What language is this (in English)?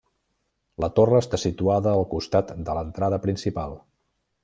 Catalan